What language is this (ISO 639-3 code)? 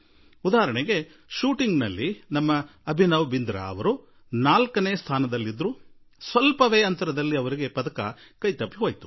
kan